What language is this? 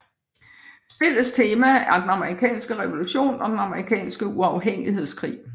Danish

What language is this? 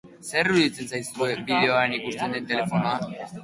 Basque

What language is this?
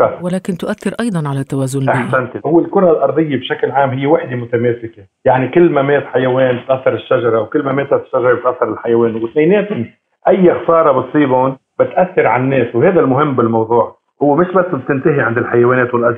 Arabic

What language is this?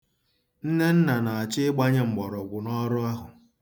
Igbo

